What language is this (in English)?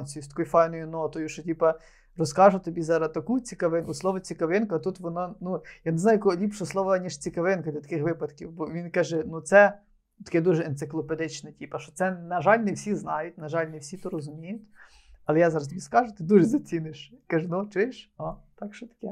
Ukrainian